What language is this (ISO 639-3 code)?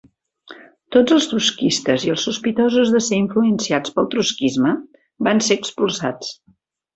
cat